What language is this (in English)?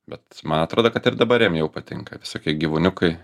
Lithuanian